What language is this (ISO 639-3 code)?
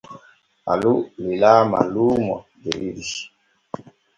fue